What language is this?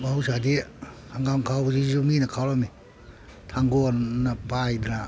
Manipuri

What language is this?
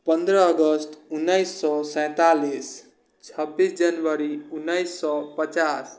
Maithili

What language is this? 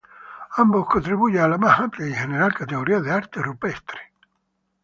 Spanish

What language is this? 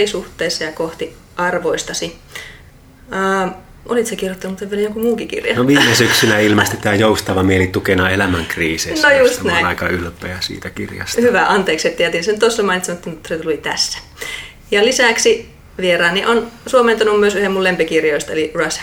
Finnish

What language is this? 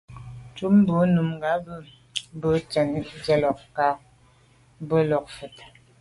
Medumba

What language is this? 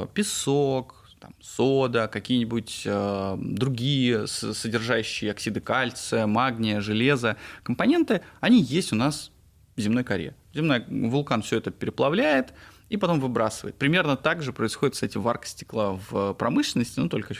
Russian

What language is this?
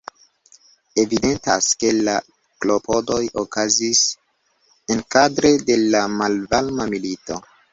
Esperanto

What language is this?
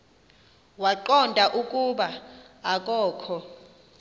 Xhosa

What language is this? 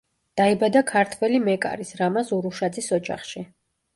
Georgian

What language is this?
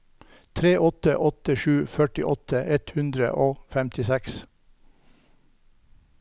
Norwegian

